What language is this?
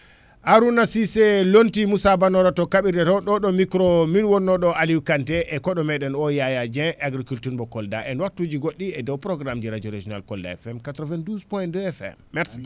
Fula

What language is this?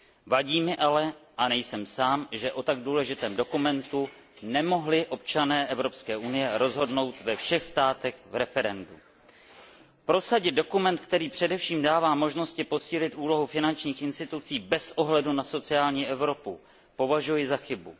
Czech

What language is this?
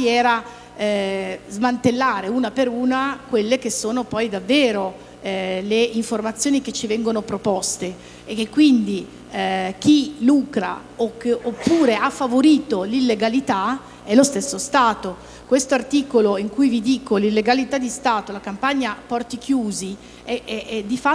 Italian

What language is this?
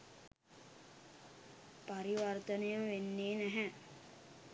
Sinhala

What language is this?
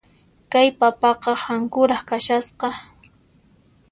Puno Quechua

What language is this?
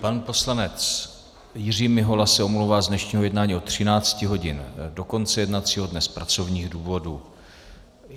Czech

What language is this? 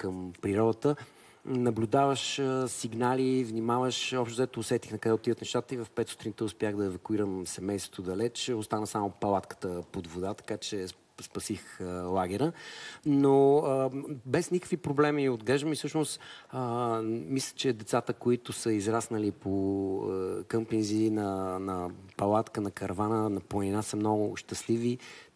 Bulgarian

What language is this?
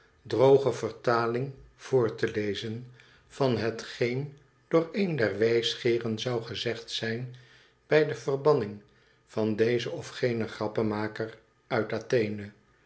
Dutch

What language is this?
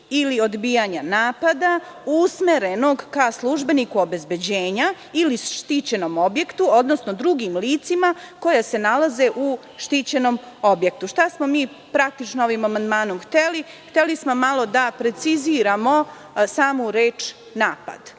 Serbian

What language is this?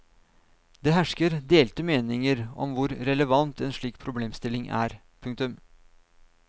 Norwegian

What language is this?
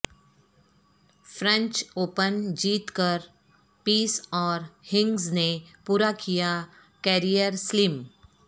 Urdu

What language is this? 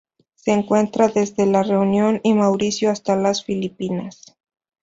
Spanish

